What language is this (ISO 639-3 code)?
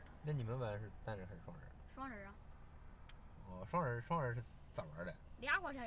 zho